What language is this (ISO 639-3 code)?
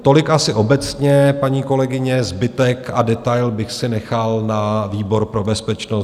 ces